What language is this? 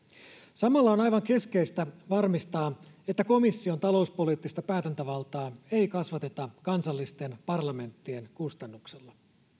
Finnish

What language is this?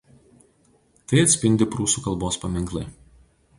Lithuanian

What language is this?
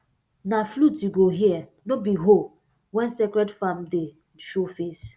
Nigerian Pidgin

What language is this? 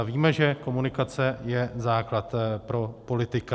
Czech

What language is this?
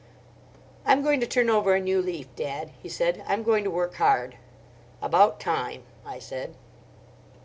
English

